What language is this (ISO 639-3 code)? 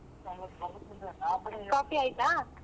kan